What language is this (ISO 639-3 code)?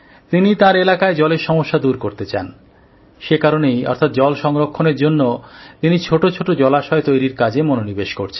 ben